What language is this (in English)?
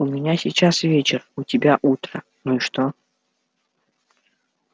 Russian